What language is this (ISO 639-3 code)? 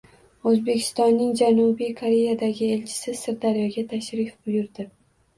uzb